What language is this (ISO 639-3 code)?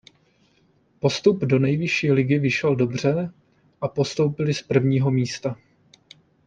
ces